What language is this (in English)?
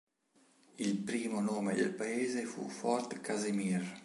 Italian